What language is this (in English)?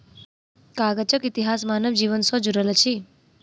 Maithili